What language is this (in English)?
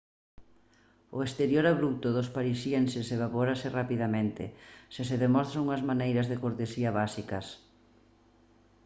Galician